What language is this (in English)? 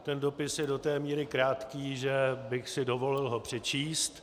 Czech